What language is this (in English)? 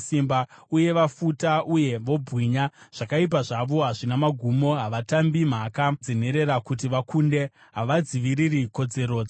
Shona